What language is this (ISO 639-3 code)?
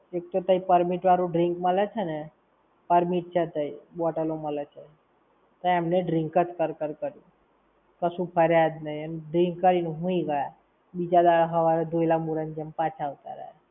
guj